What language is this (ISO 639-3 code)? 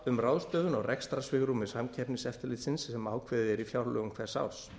isl